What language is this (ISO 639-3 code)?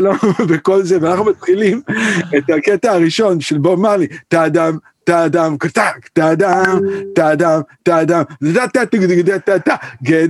heb